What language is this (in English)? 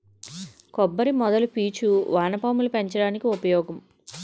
Telugu